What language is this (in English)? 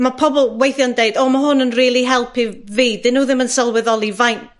Welsh